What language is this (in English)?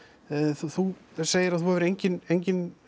Icelandic